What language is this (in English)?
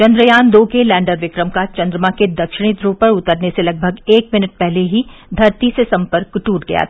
Hindi